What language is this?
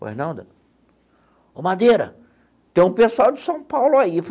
Portuguese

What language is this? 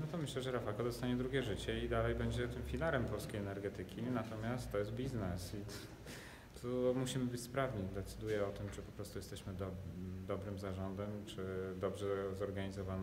Polish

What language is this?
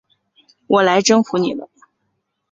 Chinese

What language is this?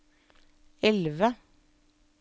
Norwegian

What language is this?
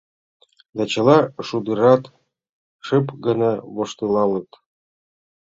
Mari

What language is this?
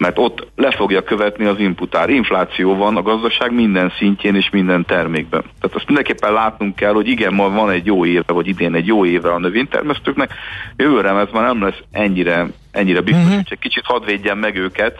Hungarian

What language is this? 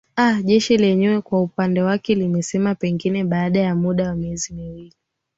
Swahili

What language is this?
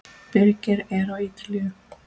Icelandic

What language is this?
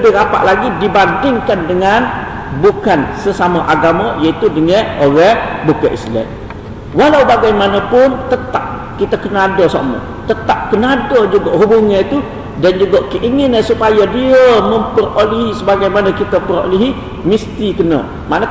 Malay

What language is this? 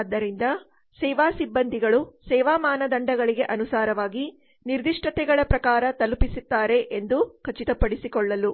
Kannada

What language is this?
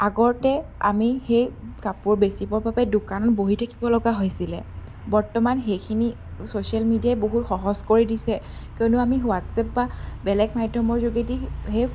Assamese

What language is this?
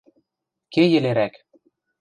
Western Mari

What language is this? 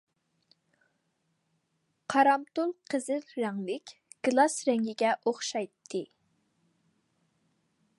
Uyghur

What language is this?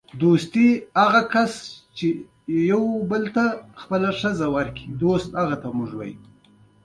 Pashto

